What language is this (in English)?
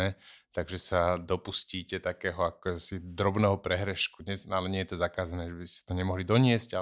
Slovak